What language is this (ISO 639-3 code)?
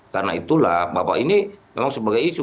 ind